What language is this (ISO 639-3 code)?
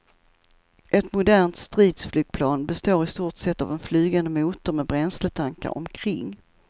swe